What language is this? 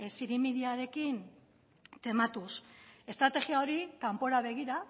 Basque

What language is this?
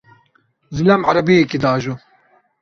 Kurdish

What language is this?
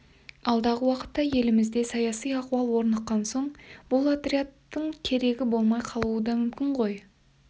Kazakh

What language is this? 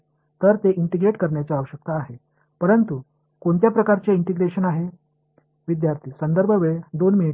Marathi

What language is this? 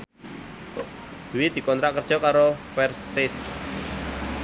Javanese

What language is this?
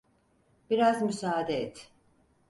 Turkish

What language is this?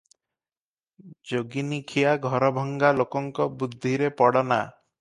Odia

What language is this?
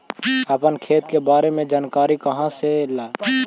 Magahi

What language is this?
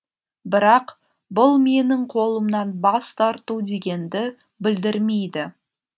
Kazakh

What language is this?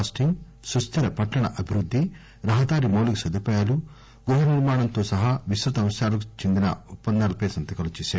Telugu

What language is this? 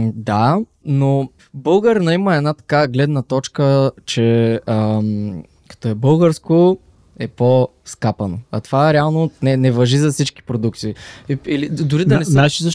Bulgarian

